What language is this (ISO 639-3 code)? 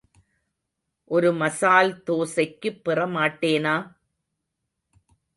tam